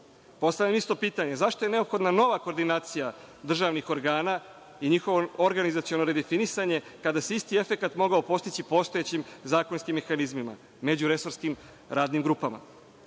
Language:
Serbian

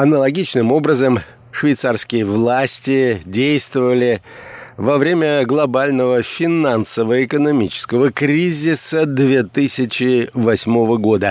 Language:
Russian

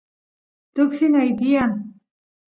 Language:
Santiago del Estero Quichua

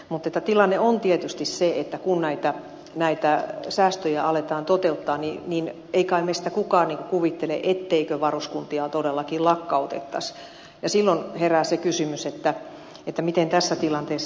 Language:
Finnish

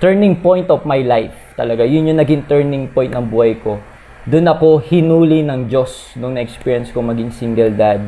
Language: Filipino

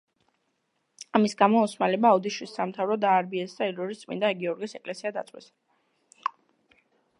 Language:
Georgian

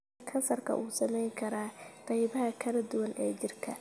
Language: Somali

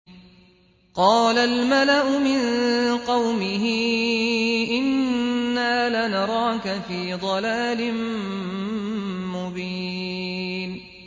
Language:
Arabic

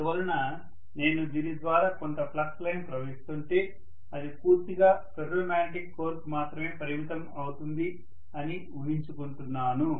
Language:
Telugu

